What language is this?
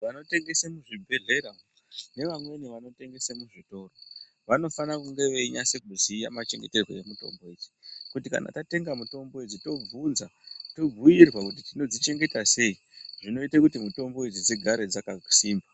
Ndau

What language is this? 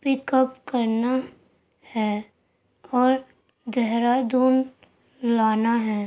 Urdu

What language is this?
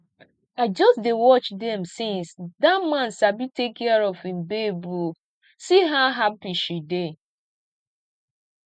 Nigerian Pidgin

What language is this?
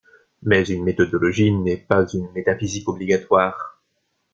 French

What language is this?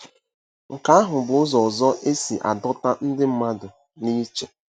Igbo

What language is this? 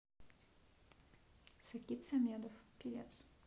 Russian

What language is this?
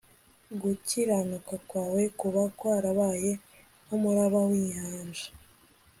Kinyarwanda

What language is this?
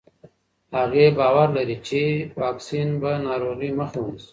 Pashto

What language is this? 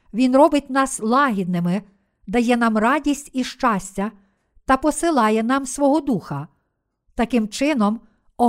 Ukrainian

